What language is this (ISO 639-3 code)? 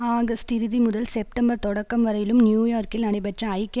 tam